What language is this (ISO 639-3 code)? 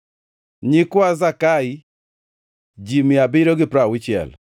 luo